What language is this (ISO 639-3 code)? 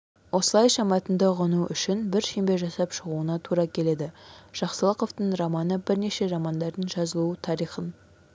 kaz